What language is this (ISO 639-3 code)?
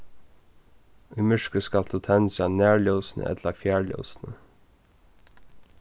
fao